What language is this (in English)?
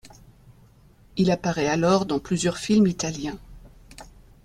French